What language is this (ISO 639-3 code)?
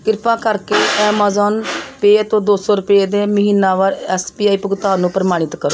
pan